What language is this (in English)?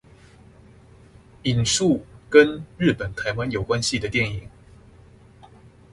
Chinese